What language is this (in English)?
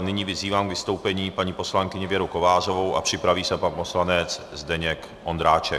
Czech